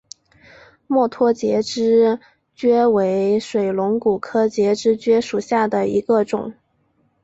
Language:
Chinese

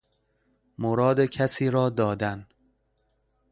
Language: Persian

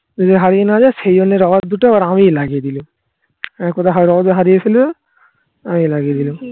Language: Bangla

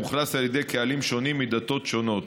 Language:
Hebrew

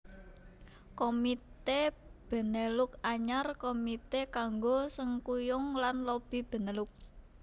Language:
Javanese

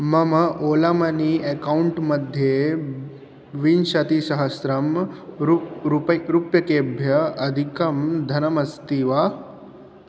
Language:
Sanskrit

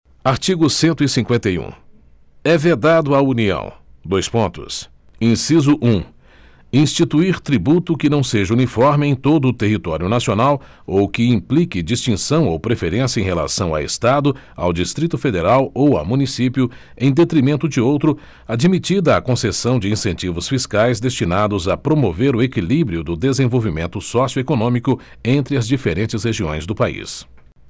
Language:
Portuguese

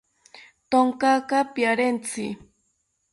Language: South Ucayali Ashéninka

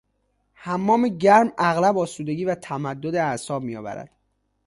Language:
Persian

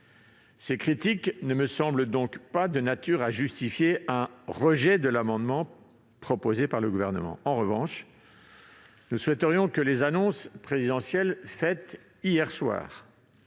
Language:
French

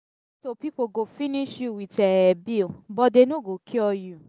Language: Nigerian Pidgin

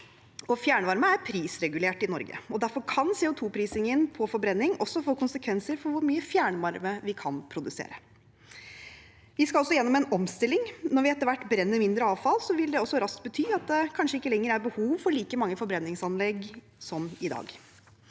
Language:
Norwegian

